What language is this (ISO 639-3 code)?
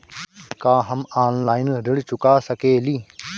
bho